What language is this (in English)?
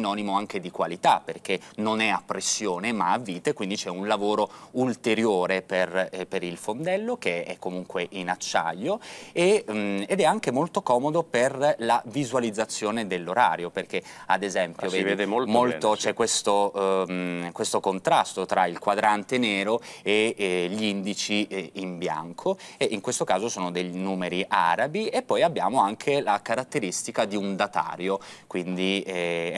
Italian